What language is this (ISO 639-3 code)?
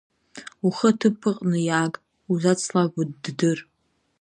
abk